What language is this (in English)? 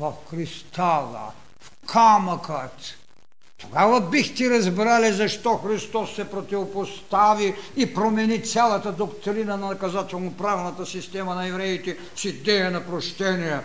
Bulgarian